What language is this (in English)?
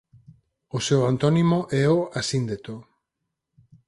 Galician